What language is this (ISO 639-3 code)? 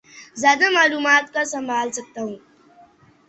urd